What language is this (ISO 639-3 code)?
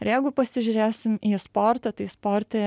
lit